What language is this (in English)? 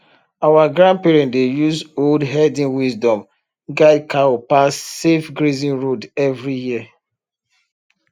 Nigerian Pidgin